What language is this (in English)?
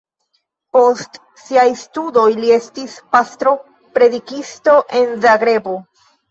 Esperanto